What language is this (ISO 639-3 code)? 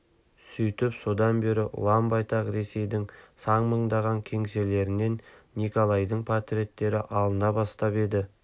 kaz